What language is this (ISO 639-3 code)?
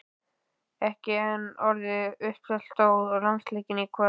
isl